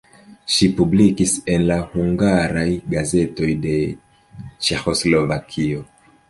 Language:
Esperanto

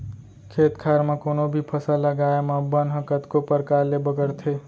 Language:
Chhattisgarhi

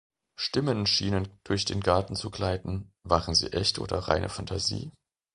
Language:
German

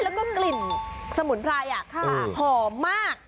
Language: Thai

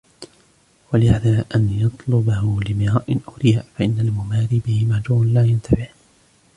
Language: Arabic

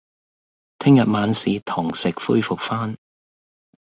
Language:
Cantonese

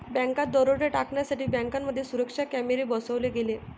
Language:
Marathi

